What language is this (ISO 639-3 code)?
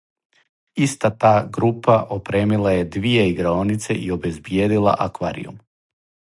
srp